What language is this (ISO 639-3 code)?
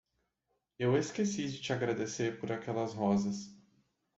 por